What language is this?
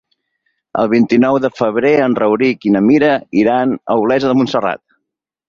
Catalan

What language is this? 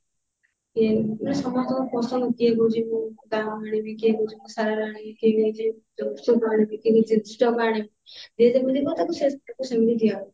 Odia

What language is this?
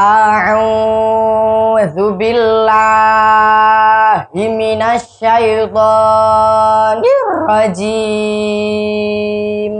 Indonesian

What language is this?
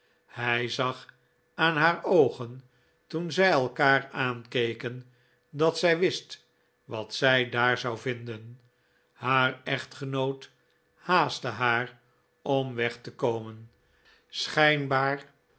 Dutch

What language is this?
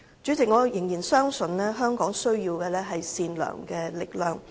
Cantonese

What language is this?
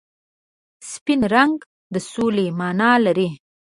Pashto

